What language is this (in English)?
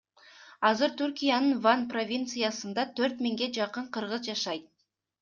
Kyrgyz